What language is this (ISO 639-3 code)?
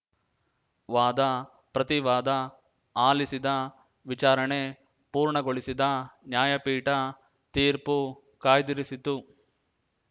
kan